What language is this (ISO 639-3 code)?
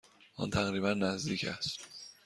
fas